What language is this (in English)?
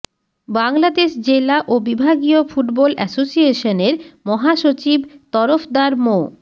Bangla